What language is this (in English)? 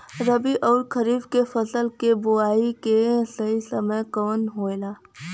Bhojpuri